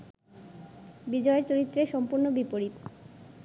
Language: Bangla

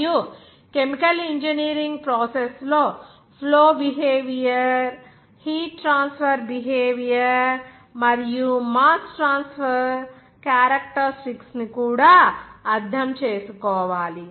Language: Telugu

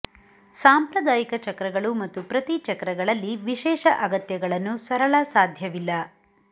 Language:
Kannada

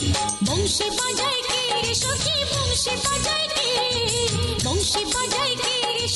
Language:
Romanian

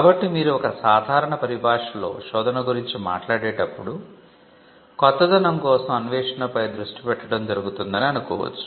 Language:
Telugu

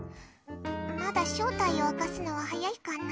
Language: Japanese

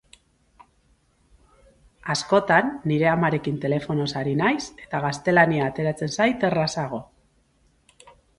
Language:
Basque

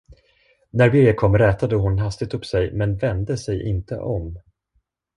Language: Swedish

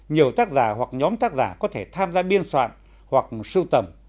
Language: Vietnamese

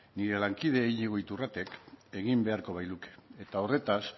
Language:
Basque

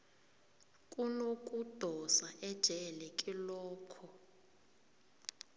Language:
South Ndebele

